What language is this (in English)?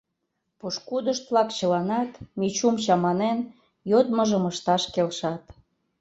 Mari